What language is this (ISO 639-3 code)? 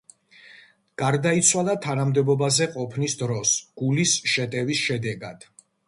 kat